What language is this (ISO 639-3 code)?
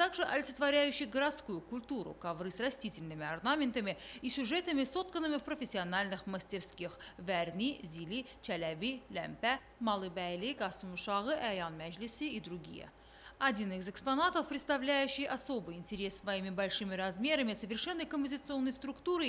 rus